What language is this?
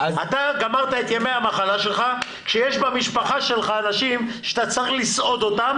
Hebrew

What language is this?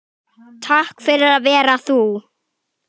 Icelandic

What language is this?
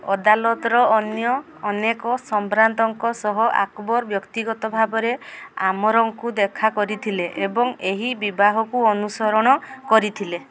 Odia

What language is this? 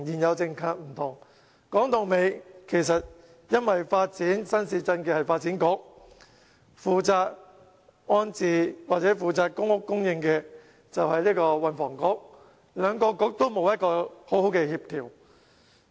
Cantonese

